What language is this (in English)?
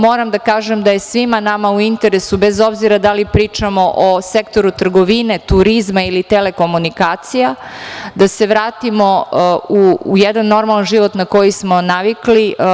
Serbian